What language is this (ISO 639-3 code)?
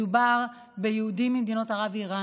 heb